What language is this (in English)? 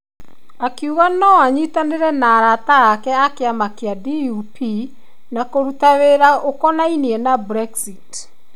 Kikuyu